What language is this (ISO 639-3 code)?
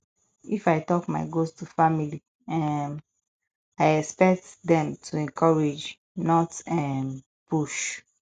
pcm